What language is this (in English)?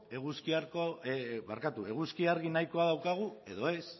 Basque